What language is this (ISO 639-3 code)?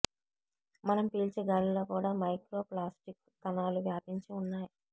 tel